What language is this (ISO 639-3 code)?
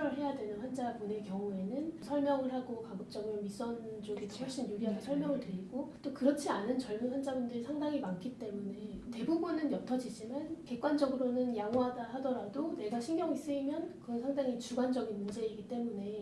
kor